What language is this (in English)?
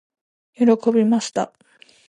Japanese